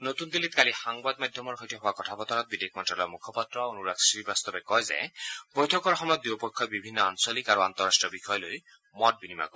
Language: Assamese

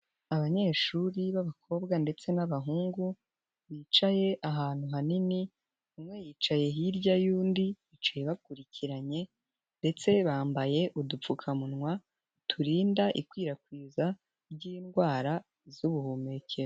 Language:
Kinyarwanda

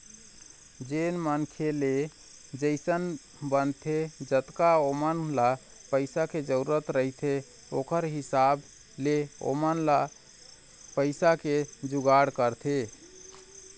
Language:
Chhattisgarhi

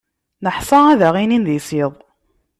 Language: Kabyle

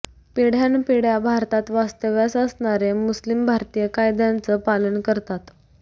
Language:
Marathi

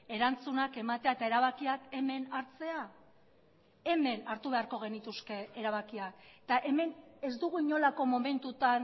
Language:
Basque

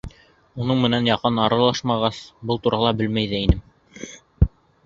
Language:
Bashkir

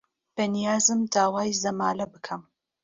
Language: Central Kurdish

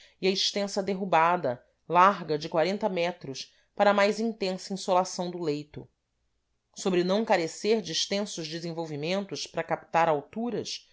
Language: Portuguese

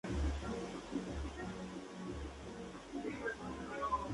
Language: Spanish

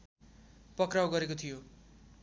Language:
Nepali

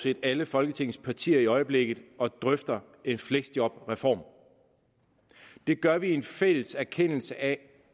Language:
Danish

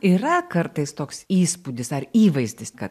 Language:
Lithuanian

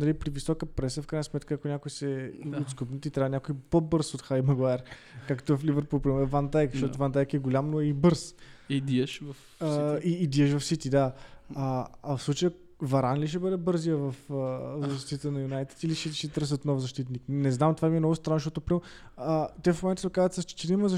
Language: Bulgarian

